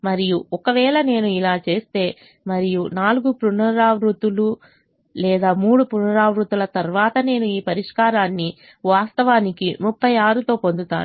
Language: Telugu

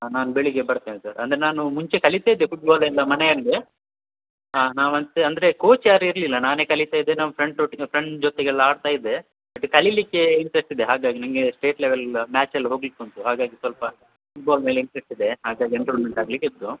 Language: Kannada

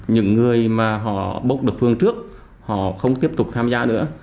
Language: Vietnamese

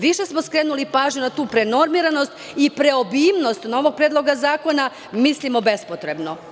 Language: Serbian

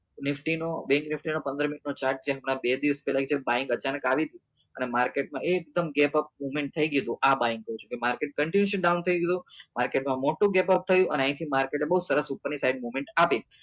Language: Gujarati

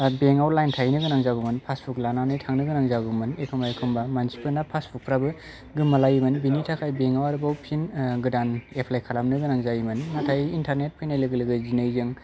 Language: Bodo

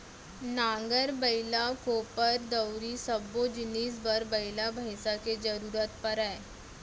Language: Chhattisgarhi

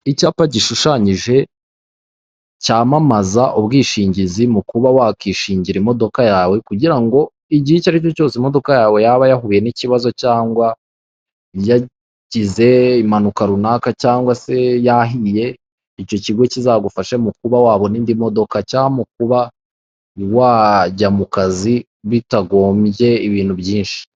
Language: Kinyarwanda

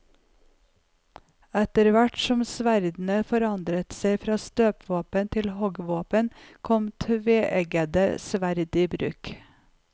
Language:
Norwegian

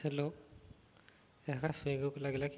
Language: Odia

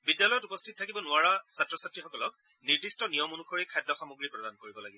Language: Assamese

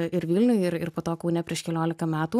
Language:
Lithuanian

